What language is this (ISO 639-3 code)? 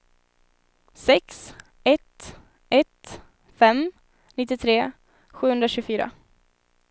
swe